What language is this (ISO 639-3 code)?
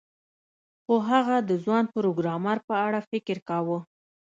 pus